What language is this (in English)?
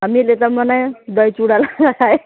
Nepali